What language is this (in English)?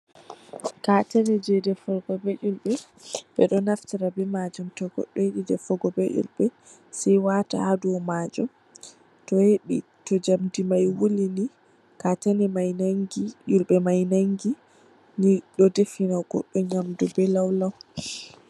Fula